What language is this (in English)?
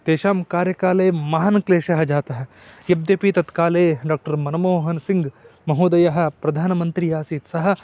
Sanskrit